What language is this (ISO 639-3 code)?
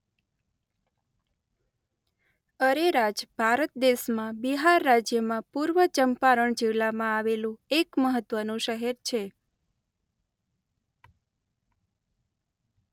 guj